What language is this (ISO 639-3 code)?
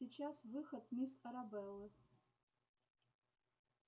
rus